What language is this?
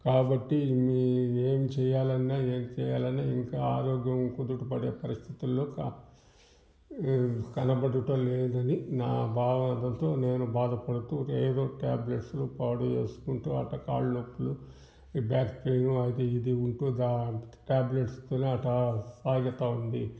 Telugu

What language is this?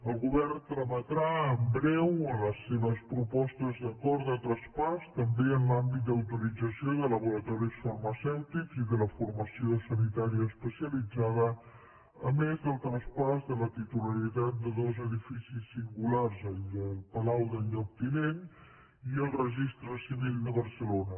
Catalan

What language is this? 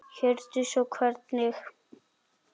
Icelandic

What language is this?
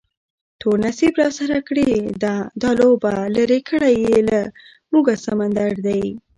Pashto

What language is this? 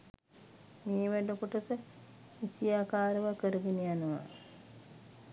Sinhala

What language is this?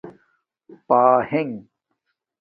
Domaaki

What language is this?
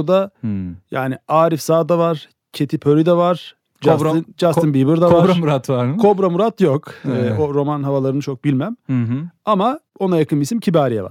Turkish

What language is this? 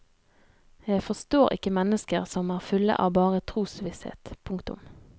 Norwegian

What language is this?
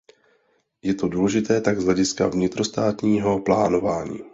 Czech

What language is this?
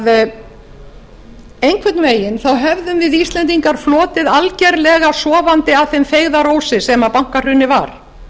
Icelandic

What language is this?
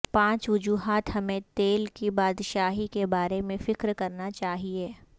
Urdu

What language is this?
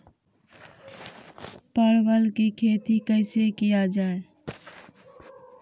Maithili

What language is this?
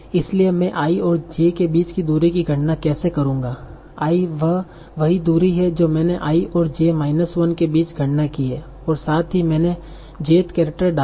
Hindi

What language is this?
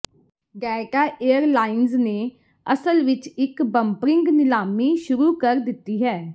Punjabi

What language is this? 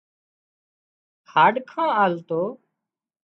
Wadiyara Koli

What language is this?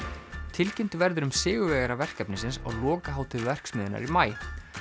Icelandic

